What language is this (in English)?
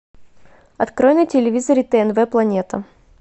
Russian